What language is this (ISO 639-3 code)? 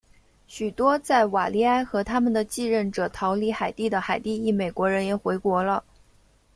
zho